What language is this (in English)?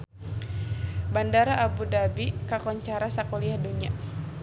Sundanese